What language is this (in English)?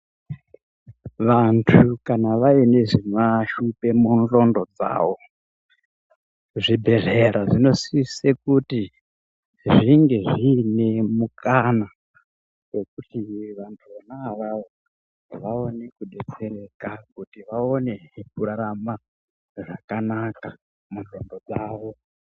Ndau